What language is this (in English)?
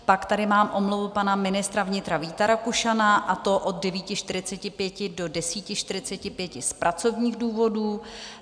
Czech